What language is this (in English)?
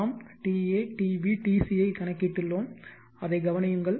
Tamil